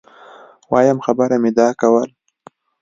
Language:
Pashto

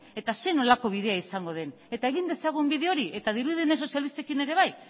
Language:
Basque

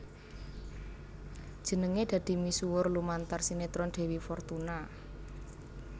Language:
Javanese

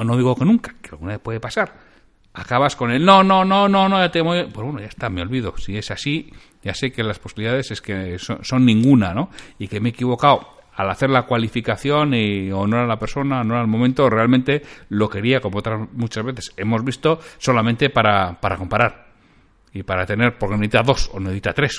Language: Spanish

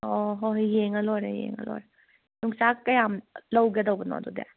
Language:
Manipuri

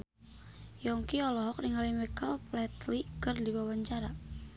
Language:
Sundanese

